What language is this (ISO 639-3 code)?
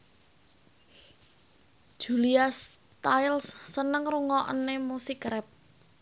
jav